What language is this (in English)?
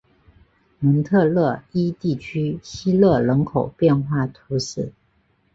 Chinese